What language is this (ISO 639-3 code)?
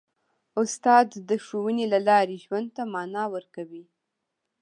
pus